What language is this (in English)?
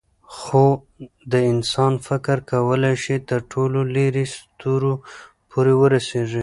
Pashto